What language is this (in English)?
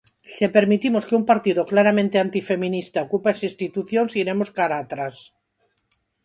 Galician